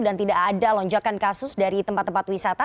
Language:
Indonesian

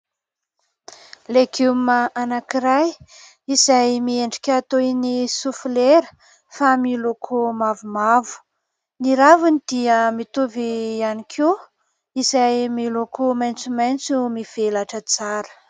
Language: Malagasy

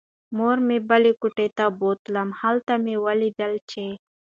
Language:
Pashto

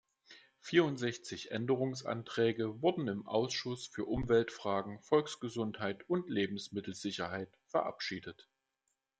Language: German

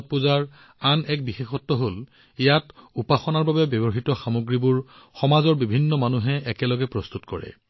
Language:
Assamese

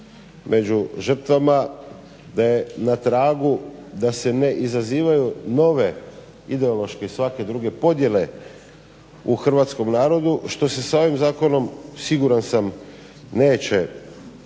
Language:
Croatian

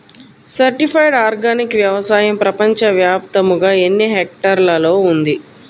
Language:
Telugu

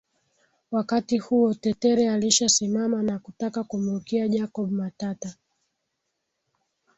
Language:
Swahili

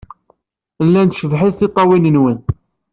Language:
Kabyle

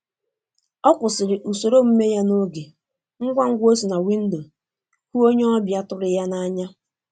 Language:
Igbo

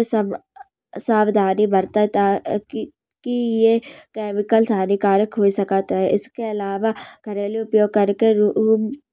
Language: Kanauji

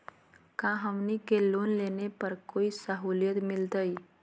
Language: Magahi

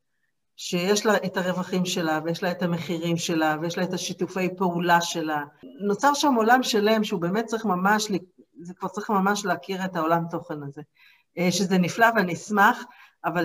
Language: Hebrew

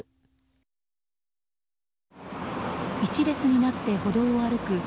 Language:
Japanese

